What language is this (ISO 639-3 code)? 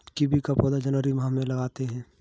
hin